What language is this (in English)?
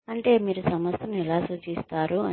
Telugu